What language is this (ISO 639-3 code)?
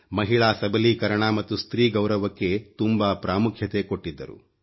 kan